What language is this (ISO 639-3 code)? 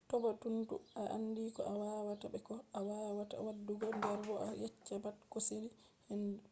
ful